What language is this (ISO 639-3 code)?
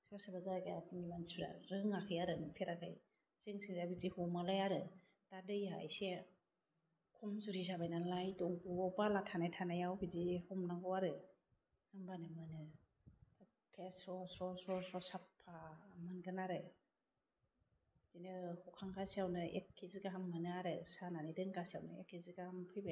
brx